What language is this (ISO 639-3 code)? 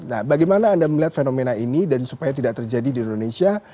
ind